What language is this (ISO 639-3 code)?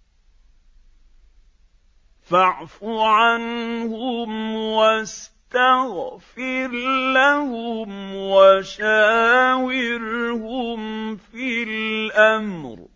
ara